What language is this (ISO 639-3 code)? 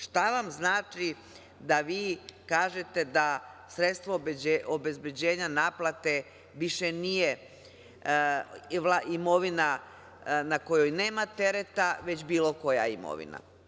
srp